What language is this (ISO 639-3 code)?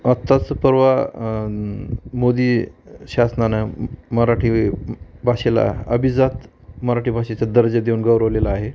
mar